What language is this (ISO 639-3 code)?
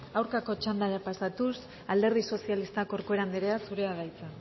eus